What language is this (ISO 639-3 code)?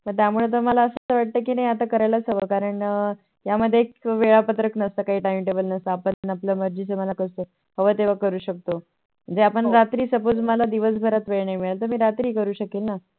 mar